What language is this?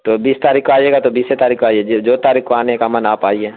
Urdu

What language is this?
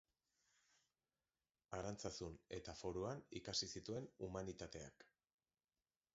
Basque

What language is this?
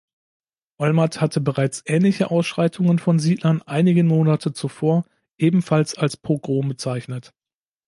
German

